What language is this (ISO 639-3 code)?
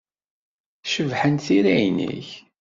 kab